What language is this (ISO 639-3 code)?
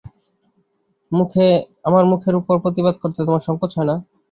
ben